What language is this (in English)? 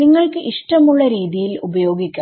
Malayalam